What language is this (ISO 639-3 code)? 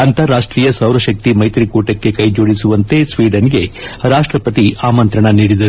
kan